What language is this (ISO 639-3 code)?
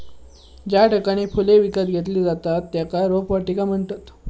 mar